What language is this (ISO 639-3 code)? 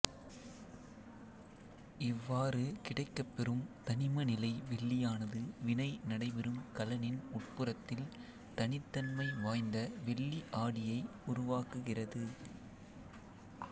tam